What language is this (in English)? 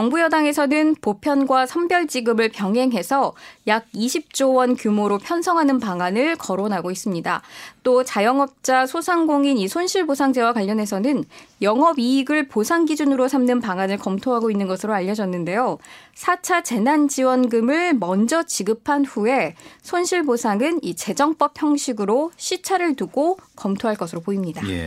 Korean